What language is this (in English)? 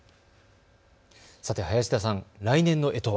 Japanese